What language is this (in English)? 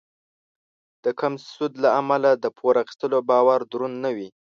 Pashto